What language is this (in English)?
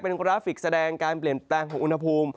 Thai